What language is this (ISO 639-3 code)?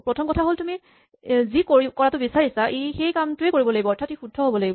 asm